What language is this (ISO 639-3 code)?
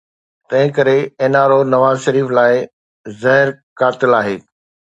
snd